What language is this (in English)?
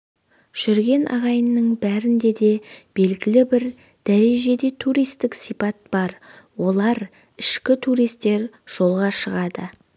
Kazakh